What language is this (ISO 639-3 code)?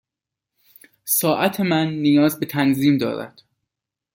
fas